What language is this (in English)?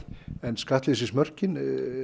Icelandic